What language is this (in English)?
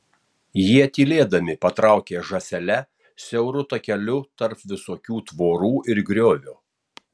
Lithuanian